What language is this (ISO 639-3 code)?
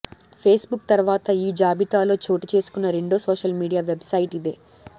tel